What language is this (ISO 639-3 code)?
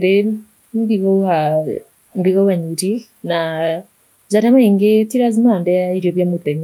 mer